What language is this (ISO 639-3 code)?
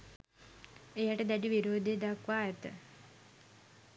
sin